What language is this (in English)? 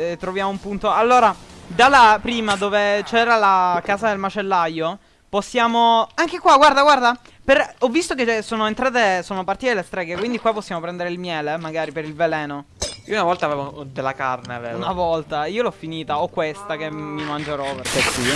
Italian